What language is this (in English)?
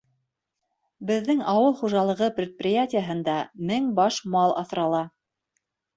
Bashkir